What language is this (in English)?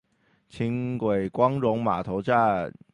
Chinese